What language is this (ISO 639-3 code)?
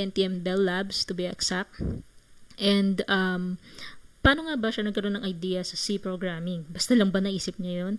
fil